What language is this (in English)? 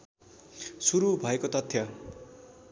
Nepali